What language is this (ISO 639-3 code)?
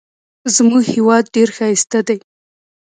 pus